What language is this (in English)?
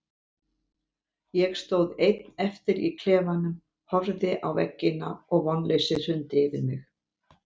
Icelandic